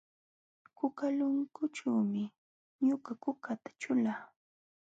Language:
Jauja Wanca Quechua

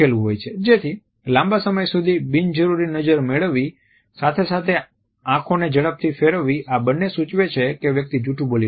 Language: Gujarati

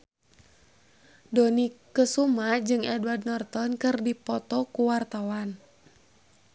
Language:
Sundanese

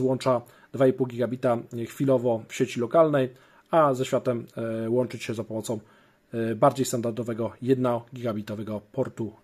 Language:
Polish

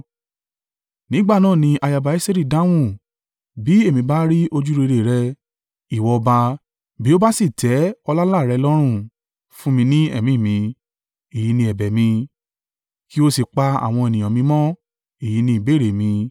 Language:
Yoruba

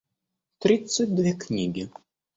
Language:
Russian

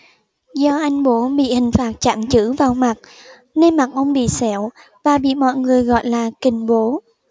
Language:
Vietnamese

